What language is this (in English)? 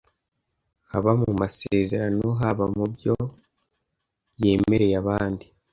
Kinyarwanda